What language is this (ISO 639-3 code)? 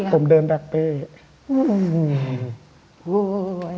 tha